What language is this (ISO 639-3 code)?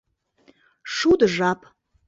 chm